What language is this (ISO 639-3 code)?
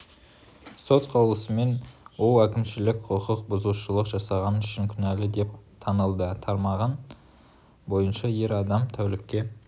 kaz